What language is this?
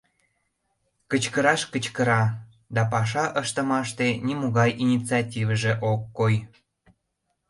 Mari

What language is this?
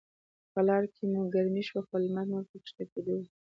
Pashto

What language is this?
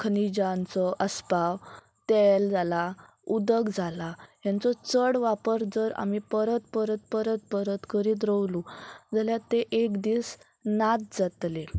Konkani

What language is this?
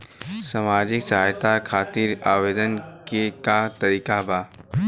Bhojpuri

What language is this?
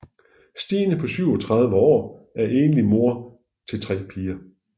Danish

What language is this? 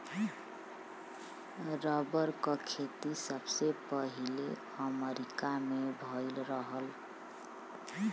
Bhojpuri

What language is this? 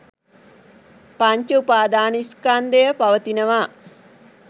Sinhala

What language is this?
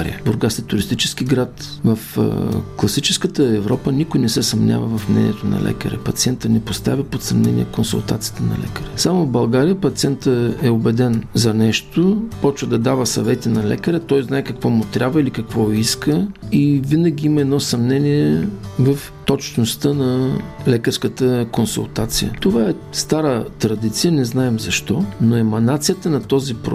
Bulgarian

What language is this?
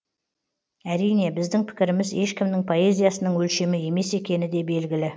Kazakh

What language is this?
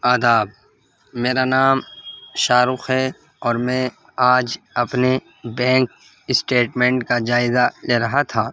Urdu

